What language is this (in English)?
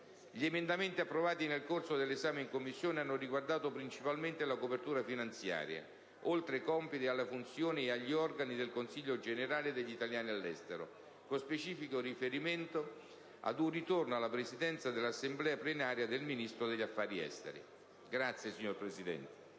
Italian